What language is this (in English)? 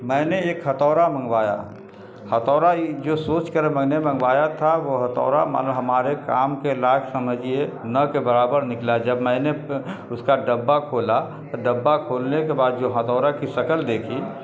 Urdu